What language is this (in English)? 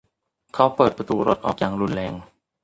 Thai